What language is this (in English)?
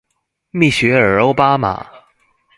Chinese